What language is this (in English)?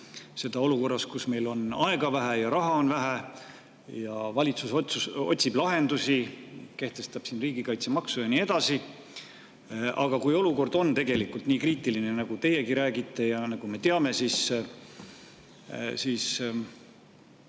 Estonian